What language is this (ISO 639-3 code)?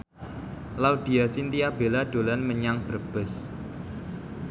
jav